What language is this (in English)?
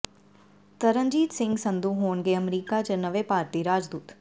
Punjabi